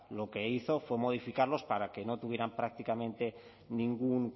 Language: Spanish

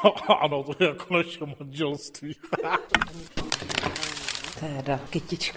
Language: Czech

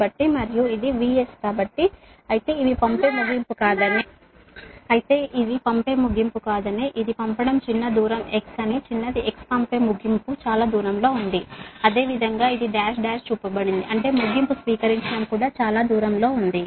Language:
Telugu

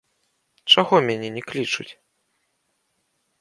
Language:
Belarusian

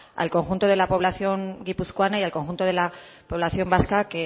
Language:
Spanish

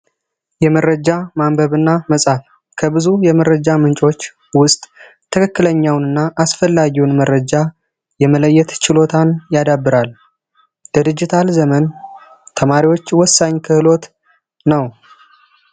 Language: Amharic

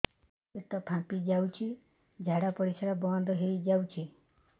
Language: Odia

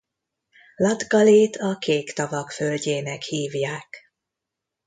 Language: Hungarian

